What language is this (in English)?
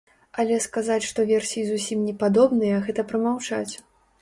Belarusian